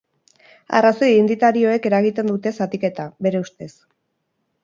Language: Basque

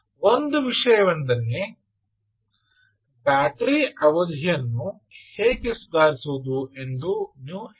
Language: Kannada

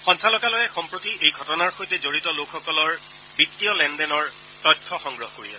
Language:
Assamese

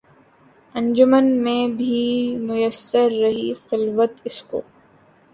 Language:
Urdu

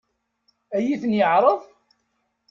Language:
Kabyle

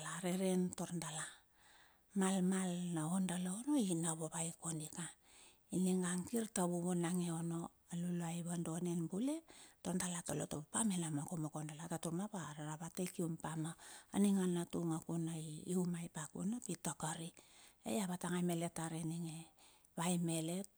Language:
Bilur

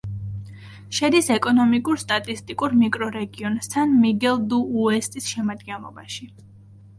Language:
Georgian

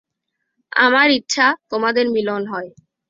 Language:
Bangla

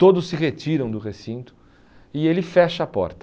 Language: Portuguese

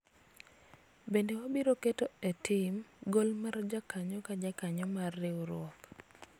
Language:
Luo (Kenya and Tanzania)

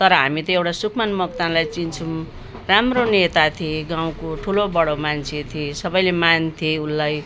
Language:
Nepali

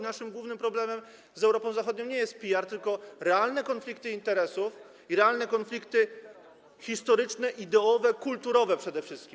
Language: Polish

